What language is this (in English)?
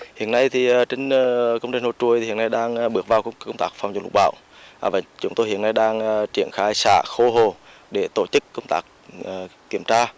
Vietnamese